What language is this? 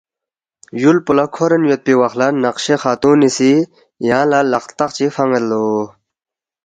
Balti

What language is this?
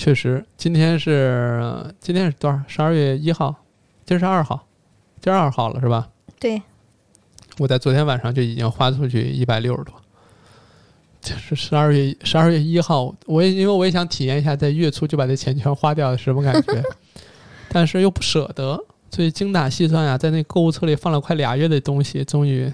Chinese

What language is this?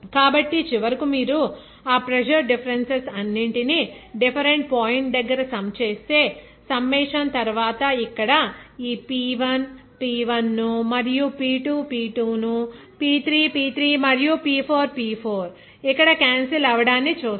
Telugu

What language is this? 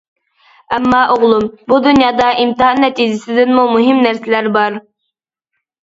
Uyghur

